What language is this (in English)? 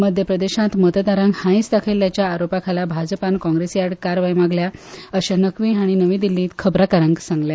Konkani